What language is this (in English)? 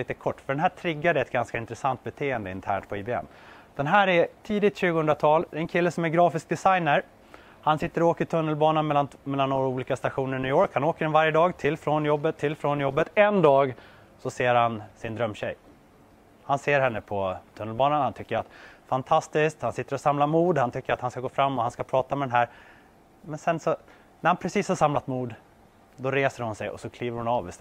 Swedish